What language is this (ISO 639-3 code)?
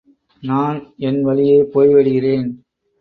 tam